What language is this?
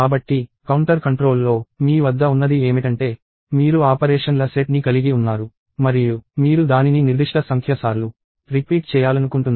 Telugu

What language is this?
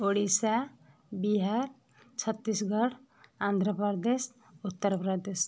Odia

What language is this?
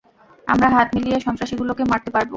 Bangla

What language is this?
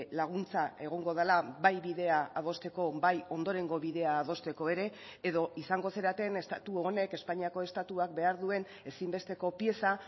Basque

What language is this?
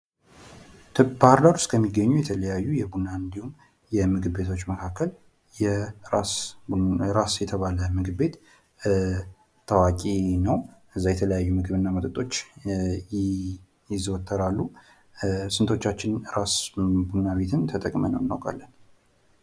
Amharic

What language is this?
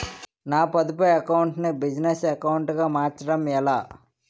Telugu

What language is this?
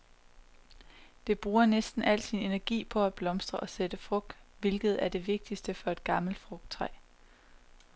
Danish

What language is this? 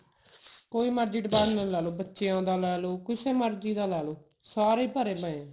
Punjabi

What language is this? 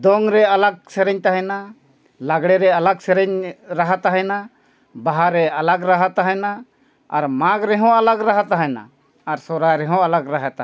Santali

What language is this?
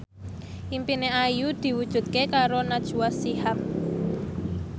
Javanese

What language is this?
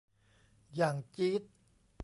Thai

